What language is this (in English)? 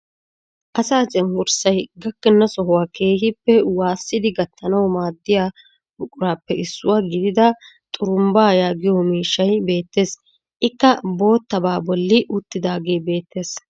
Wolaytta